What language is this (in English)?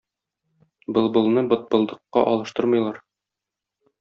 Tatar